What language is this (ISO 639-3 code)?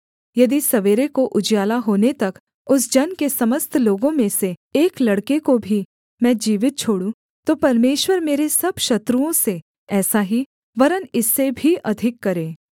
hin